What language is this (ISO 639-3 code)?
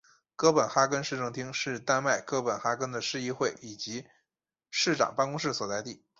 zho